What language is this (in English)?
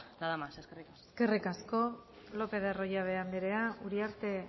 Basque